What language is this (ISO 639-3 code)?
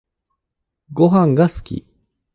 jpn